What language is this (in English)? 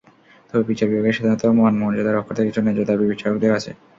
Bangla